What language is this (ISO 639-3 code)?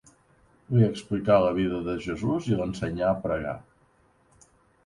cat